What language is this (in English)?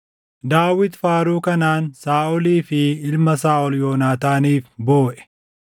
Oromo